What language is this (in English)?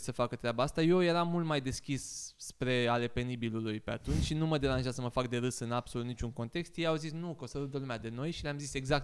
Romanian